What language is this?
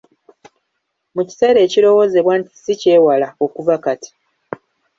Ganda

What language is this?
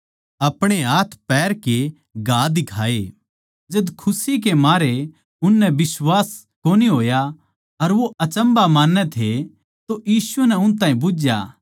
Haryanvi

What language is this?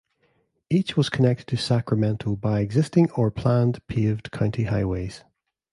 English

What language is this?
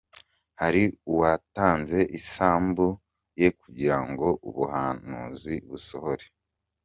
Kinyarwanda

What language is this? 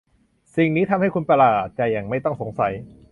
Thai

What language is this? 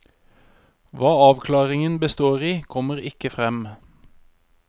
Norwegian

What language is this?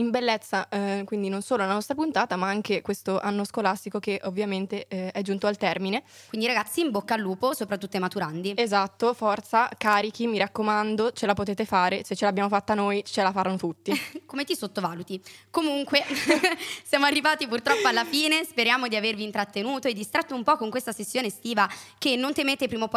Italian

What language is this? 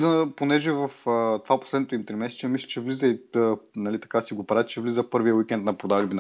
Bulgarian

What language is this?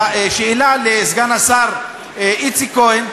Hebrew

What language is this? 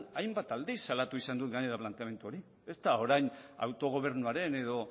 Basque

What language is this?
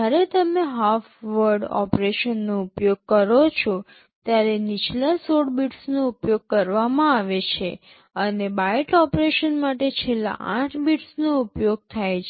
Gujarati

